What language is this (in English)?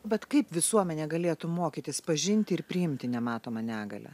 Lithuanian